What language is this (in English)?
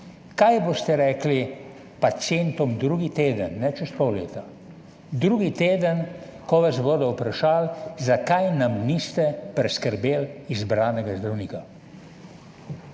Slovenian